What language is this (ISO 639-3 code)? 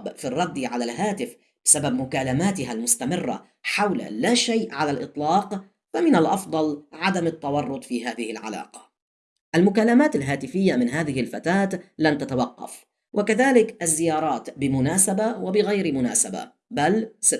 ara